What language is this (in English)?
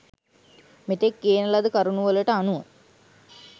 Sinhala